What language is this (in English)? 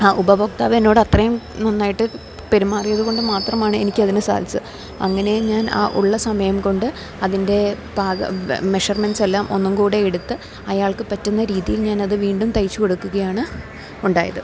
Malayalam